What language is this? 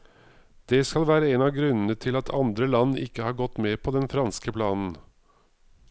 Norwegian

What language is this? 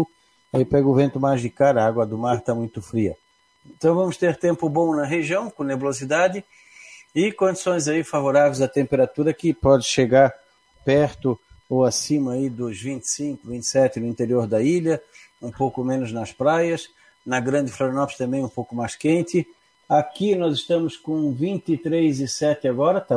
Portuguese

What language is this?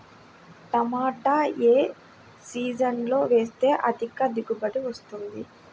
Telugu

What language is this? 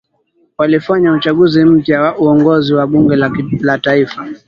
Swahili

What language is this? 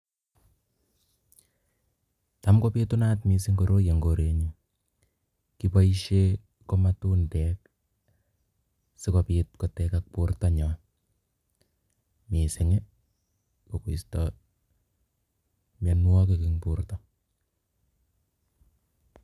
Kalenjin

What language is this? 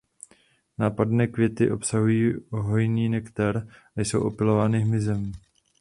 Czech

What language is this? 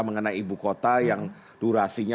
Indonesian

